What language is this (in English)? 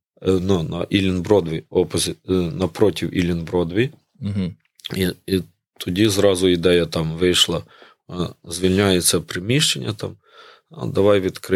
Ukrainian